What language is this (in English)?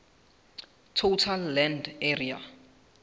Southern Sotho